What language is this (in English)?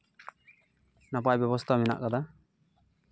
Santali